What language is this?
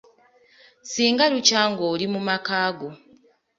Ganda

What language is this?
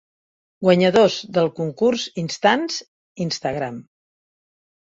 Catalan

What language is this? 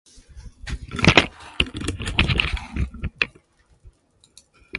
Japanese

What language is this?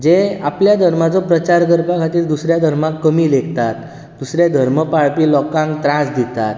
Konkani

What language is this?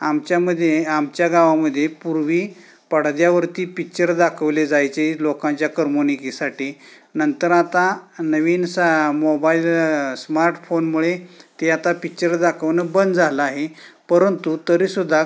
Marathi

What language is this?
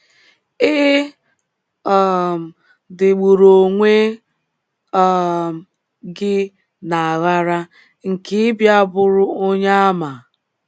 Igbo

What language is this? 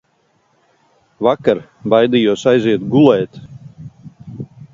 Latvian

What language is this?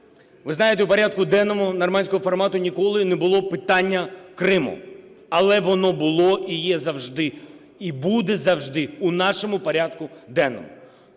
Ukrainian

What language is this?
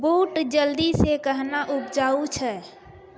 Maithili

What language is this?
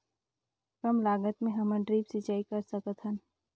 Chhattisgarhi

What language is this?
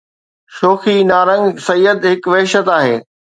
Sindhi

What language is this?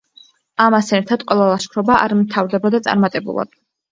Georgian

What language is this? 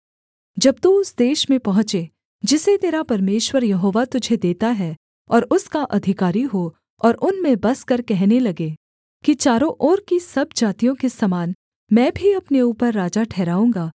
Hindi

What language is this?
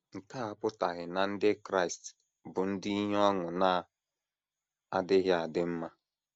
Igbo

